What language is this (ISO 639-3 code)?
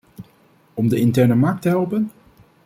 nld